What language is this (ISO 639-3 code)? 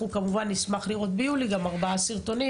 heb